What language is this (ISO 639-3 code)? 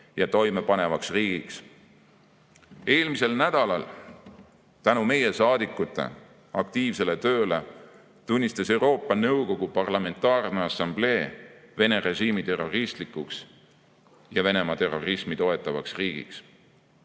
est